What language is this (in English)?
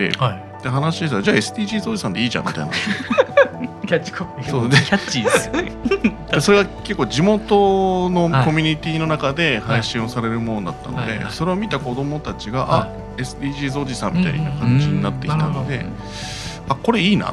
Japanese